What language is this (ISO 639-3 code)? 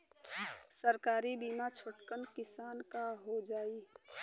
bho